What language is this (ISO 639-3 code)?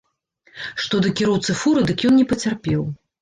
bel